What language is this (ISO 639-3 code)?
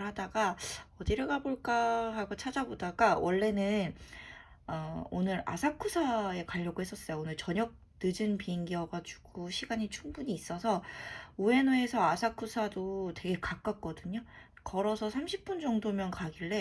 kor